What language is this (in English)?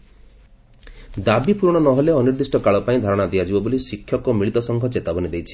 Odia